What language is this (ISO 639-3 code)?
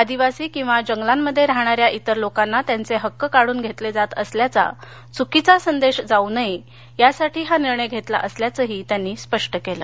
mar